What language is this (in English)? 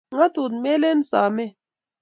Kalenjin